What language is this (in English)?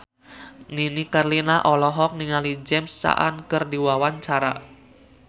Sundanese